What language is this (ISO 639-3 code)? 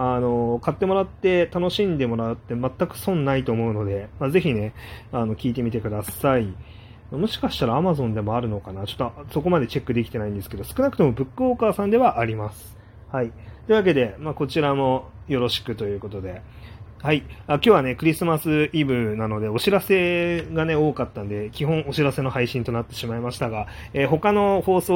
jpn